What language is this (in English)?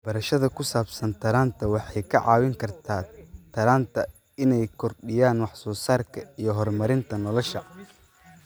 Somali